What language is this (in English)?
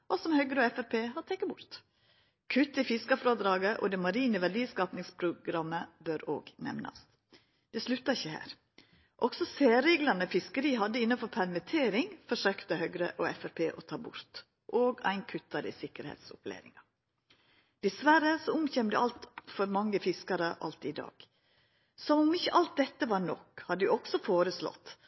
Norwegian Nynorsk